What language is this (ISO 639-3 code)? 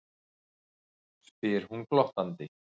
isl